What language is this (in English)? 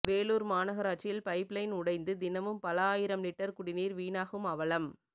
Tamil